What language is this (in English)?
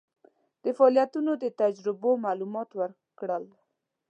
Pashto